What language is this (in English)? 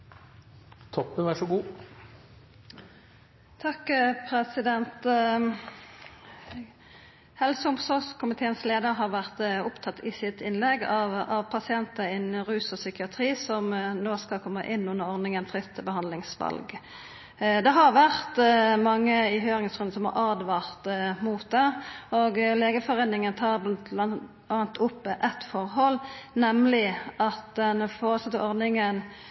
Norwegian